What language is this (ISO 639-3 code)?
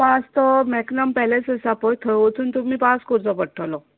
kok